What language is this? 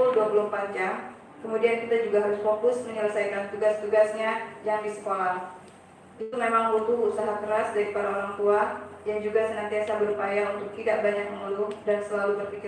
Indonesian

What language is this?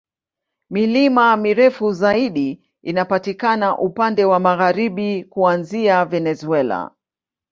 Swahili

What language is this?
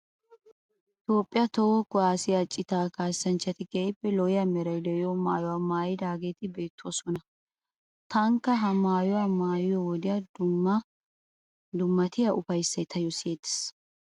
Wolaytta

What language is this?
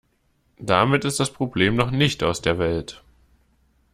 German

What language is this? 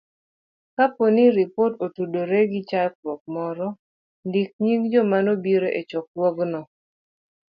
Luo (Kenya and Tanzania)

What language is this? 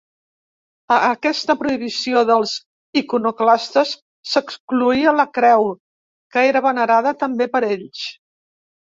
Catalan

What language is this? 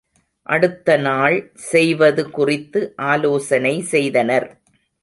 Tamil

